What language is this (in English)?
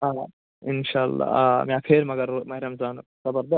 Kashmiri